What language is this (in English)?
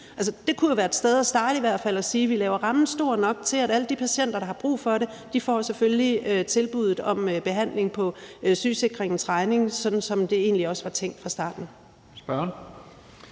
Danish